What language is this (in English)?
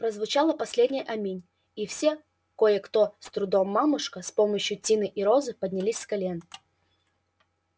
Russian